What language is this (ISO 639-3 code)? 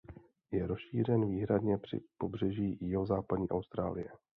ces